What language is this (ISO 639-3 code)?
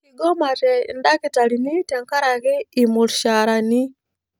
mas